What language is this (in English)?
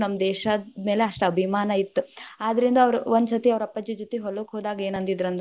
Kannada